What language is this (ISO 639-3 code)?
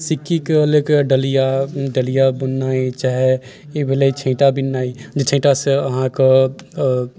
mai